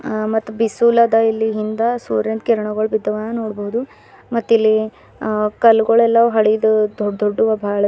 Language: Kannada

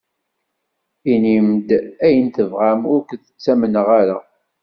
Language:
Kabyle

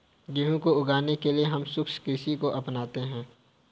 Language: Hindi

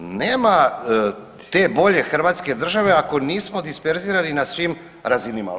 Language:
Croatian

